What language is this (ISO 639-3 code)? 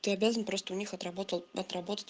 rus